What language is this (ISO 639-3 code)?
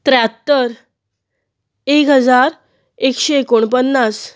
kok